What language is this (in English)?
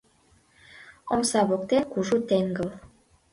Mari